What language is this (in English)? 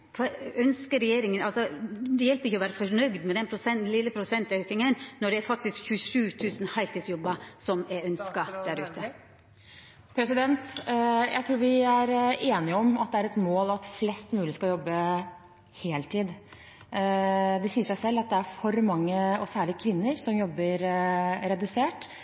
Norwegian